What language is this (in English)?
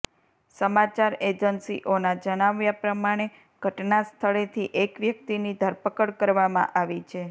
Gujarati